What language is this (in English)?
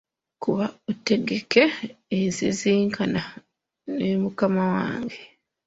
Ganda